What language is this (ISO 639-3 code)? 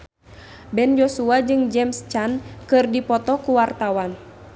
sun